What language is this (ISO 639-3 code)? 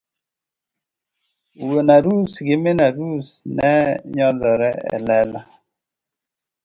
luo